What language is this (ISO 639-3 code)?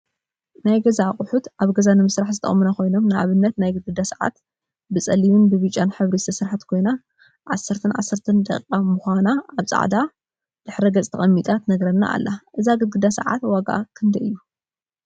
tir